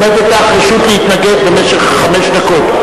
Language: Hebrew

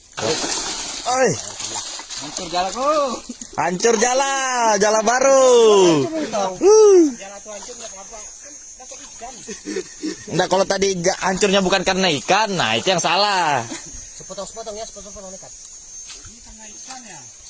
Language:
Indonesian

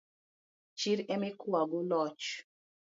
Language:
Luo (Kenya and Tanzania)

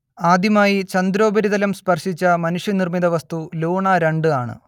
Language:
Malayalam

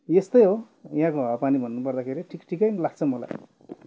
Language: Nepali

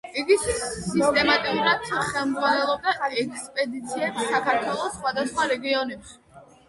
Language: Georgian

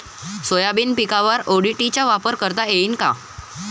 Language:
Marathi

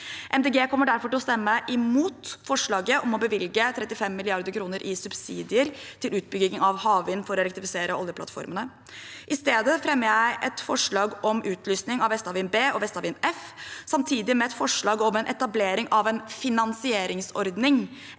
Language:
Norwegian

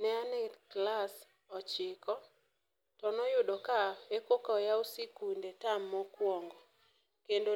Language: Luo (Kenya and Tanzania)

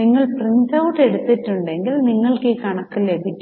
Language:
Malayalam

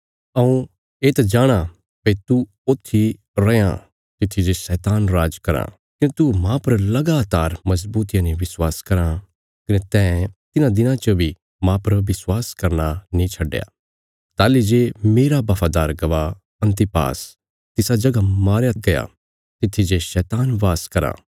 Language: Bilaspuri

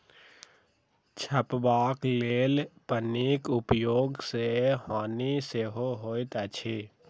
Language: Maithili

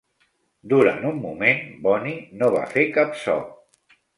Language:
Catalan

